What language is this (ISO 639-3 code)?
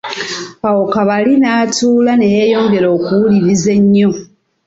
lug